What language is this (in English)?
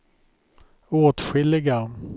Swedish